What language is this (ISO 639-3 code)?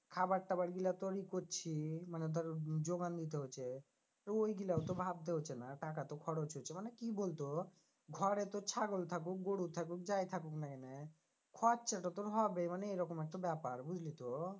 ben